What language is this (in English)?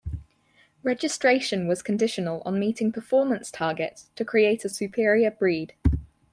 English